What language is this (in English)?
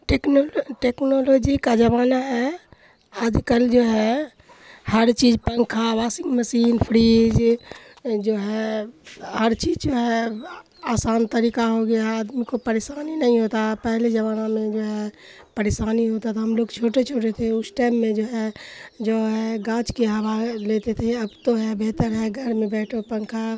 Urdu